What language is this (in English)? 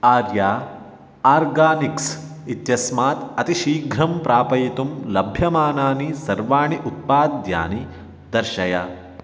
Sanskrit